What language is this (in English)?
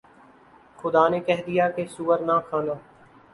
Urdu